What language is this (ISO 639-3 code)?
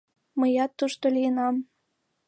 chm